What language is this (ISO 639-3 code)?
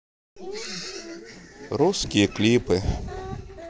rus